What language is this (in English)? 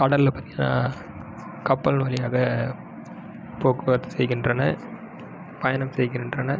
Tamil